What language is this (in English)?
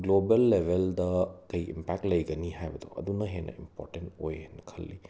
Manipuri